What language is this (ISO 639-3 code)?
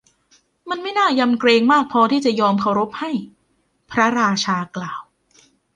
tha